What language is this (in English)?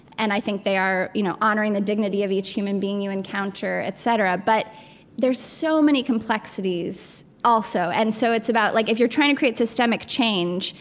English